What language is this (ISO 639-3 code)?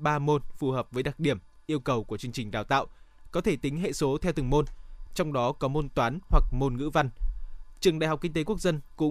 vie